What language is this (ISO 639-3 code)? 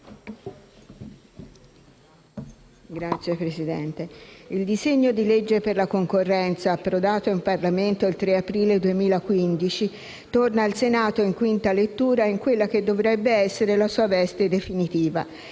ita